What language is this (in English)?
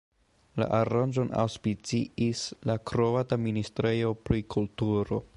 Esperanto